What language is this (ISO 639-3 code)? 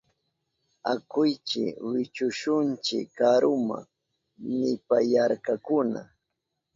qup